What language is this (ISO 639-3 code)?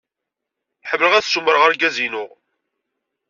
kab